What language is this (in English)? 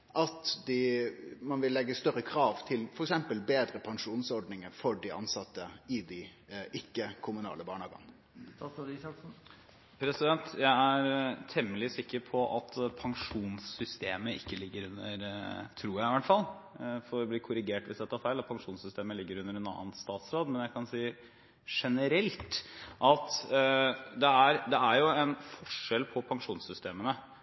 Norwegian